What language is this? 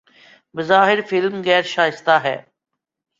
Urdu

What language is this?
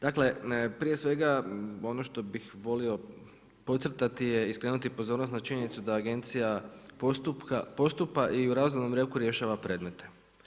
Croatian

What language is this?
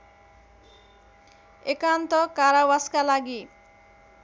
Nepali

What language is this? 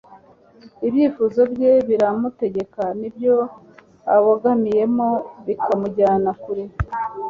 Kinyarwanda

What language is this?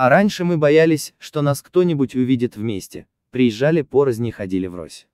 Russian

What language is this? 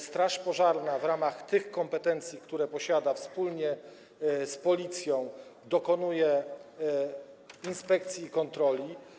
Polish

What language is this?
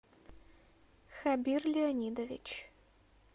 Russian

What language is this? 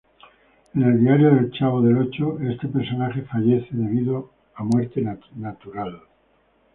Spanish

